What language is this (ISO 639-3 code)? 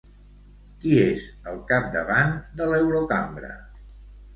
cat